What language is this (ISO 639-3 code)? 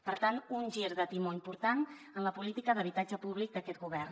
cat